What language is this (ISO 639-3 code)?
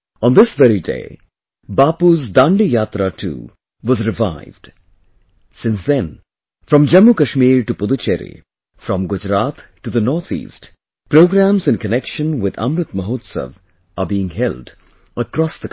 eng